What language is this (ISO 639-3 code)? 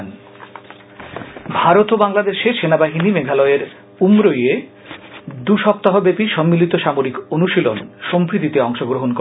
ben